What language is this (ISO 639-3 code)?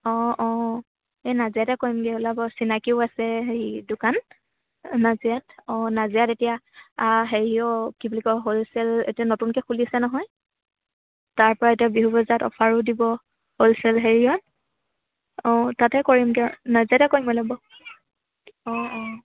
asm